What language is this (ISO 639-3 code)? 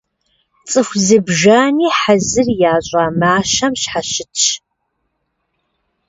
kbd